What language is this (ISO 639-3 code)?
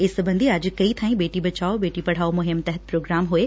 pan